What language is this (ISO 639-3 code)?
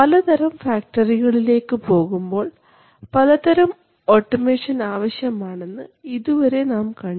mal